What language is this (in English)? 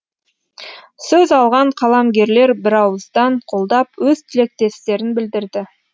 Kazakh